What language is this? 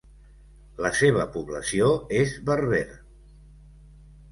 Catalan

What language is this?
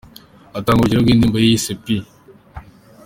Kinyarwanda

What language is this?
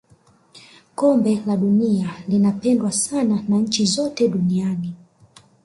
Swahili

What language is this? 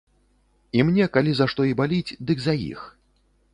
Belarusian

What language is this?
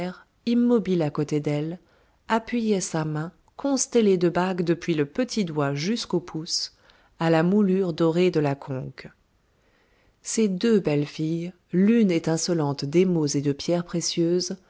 French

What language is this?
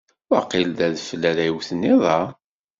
Kabyle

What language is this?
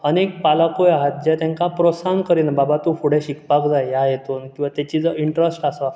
Konkani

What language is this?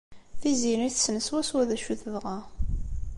Kabyle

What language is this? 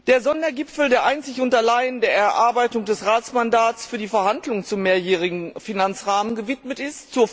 German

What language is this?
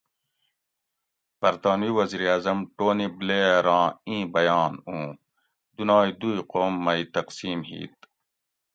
Gawri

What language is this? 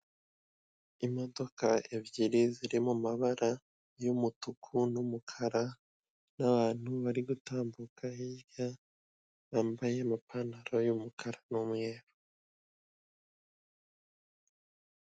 Kinyarwanda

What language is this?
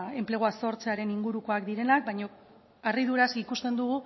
Basque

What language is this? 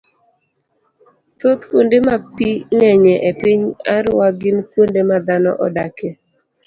Luo (Kenya and Tanzania)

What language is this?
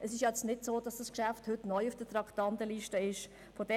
Swiss German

